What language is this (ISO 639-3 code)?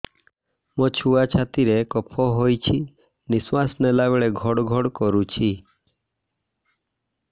ori